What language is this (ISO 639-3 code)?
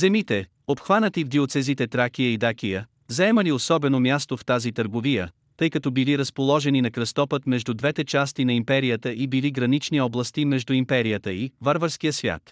bul